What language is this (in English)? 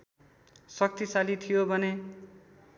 Nepali